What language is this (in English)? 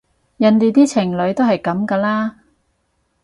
Cantonese